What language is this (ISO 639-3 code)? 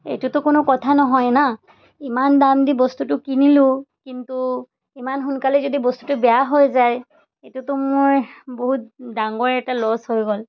asm